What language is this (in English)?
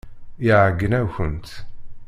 Kabyle